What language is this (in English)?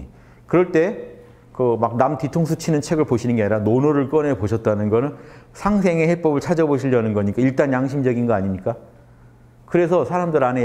Korean